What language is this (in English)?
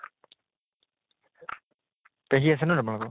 Assamese